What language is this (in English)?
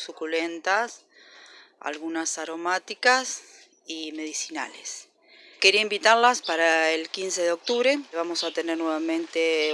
Spanish